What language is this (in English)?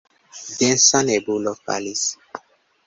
Esperanto